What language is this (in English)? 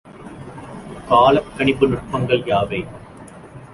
Tamil